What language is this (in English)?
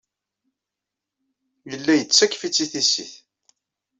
Kabyle